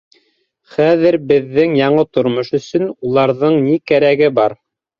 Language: Bashkir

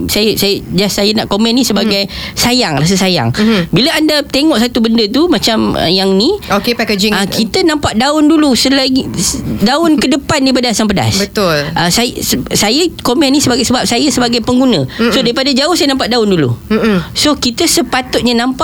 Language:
Malay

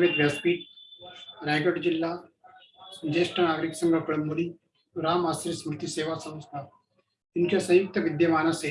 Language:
Hindi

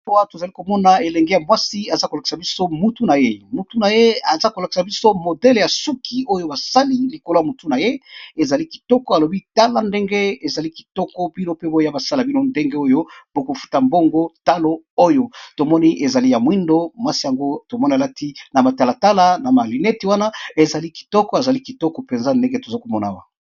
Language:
Lingala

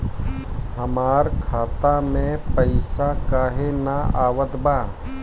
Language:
Bhojpuri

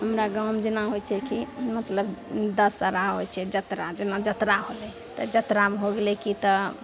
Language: Maithili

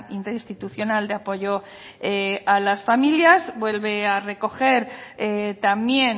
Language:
Spanish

